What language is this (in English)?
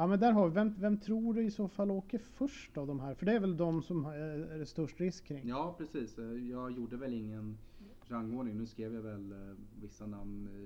Swedish